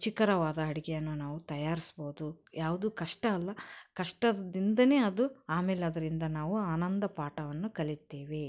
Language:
Kannada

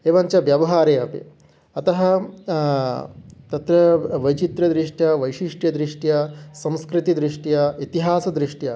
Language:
Sanskrit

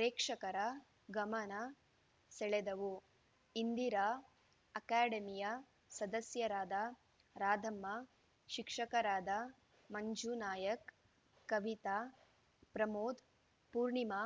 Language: Kannada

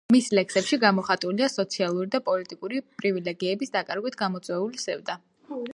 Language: Georgian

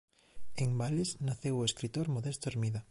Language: Galician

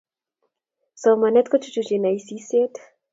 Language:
Kalenjin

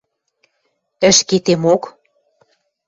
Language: Western Mari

